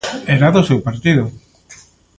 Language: Galician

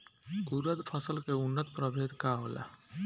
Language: Bhojpuri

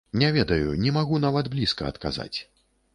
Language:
Belarusian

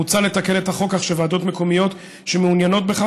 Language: Hebrew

